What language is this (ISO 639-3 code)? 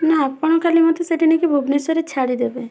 ori